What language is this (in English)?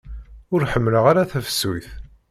Kabyle